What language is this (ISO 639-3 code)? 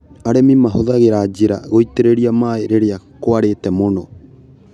kik